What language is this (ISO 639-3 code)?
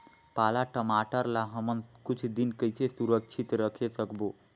hne